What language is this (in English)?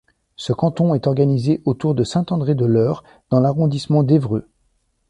French